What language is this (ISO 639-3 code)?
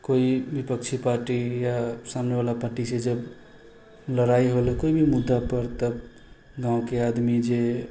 mai